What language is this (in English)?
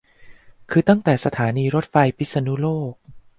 Thai